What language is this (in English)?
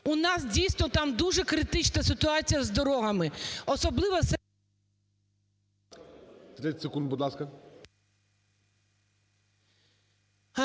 Ukrainian